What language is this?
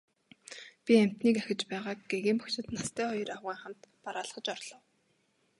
Mongolian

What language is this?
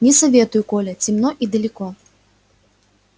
Russian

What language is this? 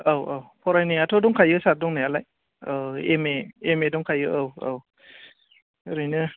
Bodo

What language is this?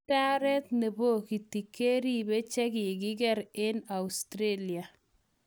Kalenjin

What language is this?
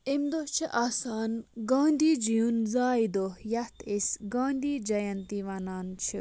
Kashmiri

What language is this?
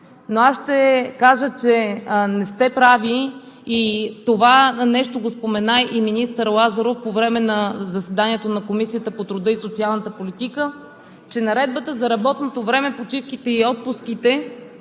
Bulgarian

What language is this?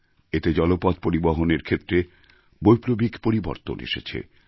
Bangla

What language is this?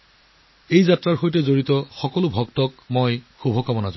Assamese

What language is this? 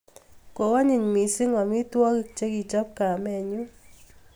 Kalenjin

